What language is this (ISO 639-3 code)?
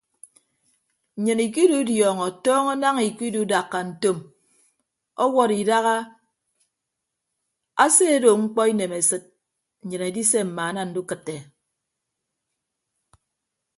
ibb